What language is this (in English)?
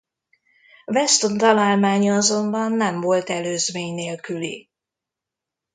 Hungarian